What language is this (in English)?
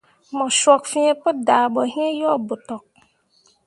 Mundang